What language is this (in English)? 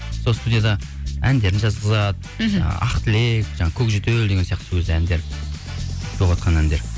Kazakh